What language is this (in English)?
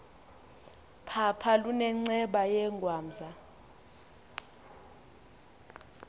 Xhosa